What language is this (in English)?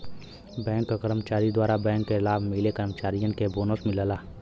Bhojpuri